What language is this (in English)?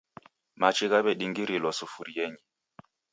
Taita